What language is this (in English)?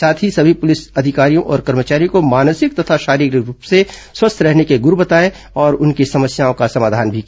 Hindi